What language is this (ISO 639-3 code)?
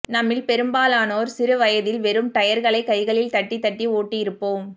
tam